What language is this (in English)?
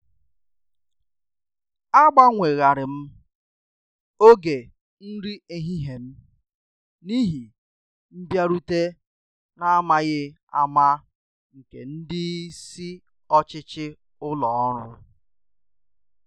Igbo